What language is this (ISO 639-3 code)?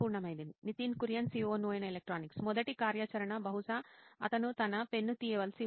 tel